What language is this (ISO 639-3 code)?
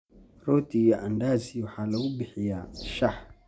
som